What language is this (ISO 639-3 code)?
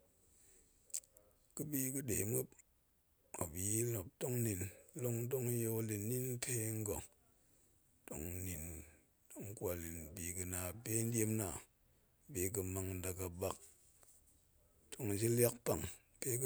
ank